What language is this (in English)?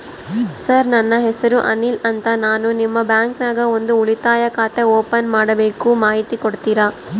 Kannada